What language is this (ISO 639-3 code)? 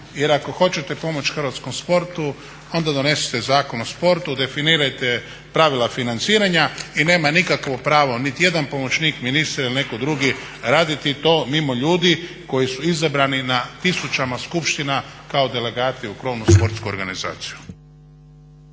hrv